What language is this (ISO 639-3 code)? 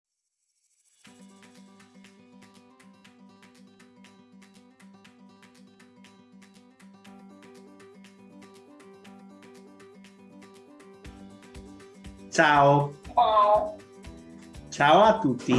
ita